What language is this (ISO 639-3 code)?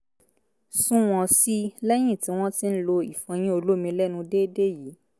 yor